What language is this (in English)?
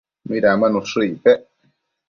Matsés